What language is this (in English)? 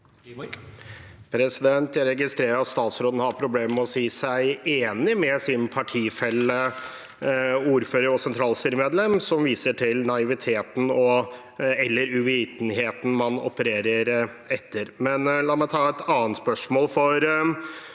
Norwegian